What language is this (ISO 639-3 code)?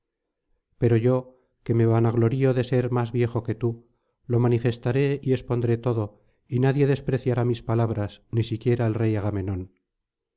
spa